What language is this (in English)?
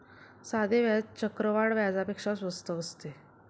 Marathi